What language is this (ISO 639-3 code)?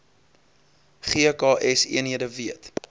afr